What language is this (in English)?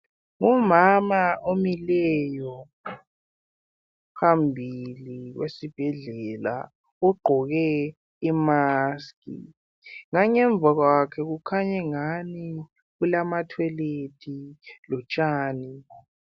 North Ndebele